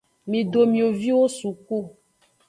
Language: Aja (Benin)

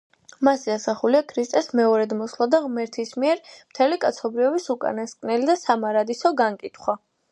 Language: Georgian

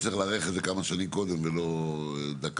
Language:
Hebrew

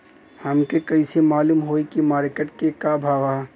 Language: Bhojpuri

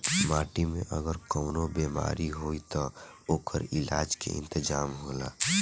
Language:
Bhojpuri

